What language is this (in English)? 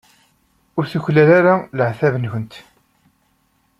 Kabyle